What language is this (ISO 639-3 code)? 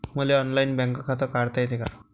mar